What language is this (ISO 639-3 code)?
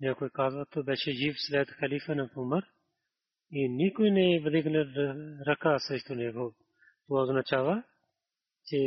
bul